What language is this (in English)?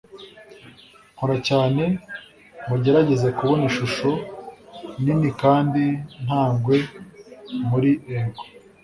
Kinyarwanda